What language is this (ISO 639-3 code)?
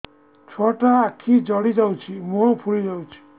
ori